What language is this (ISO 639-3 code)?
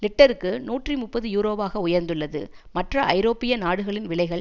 tam